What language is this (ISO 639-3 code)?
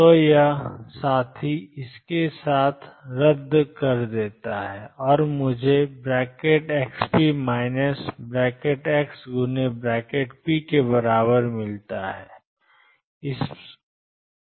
hin